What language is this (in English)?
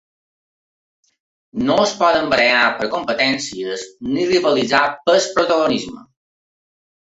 Catalan